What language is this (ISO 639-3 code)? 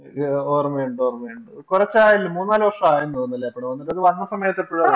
mal